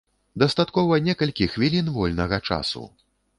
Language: Belarusian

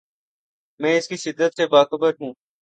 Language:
Urdu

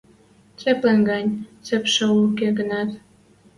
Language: Western Mari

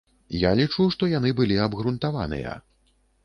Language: Belarusian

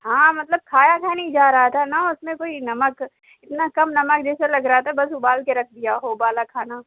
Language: Urdu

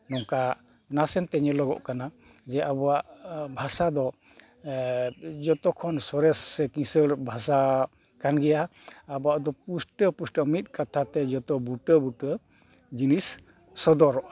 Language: Santali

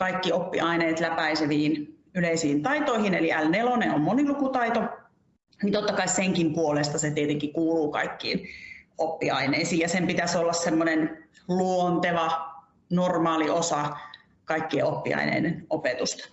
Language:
Finnish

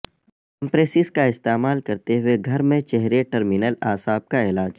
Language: Urdu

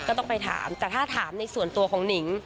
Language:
Thai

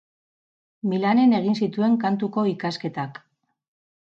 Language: Basque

